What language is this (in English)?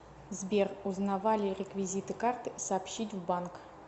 Russian